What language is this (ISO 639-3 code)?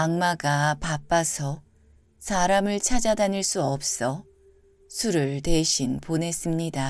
kor